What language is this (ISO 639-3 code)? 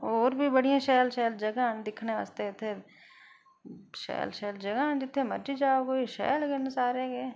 doi